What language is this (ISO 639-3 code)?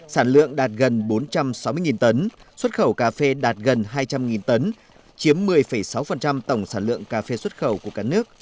vie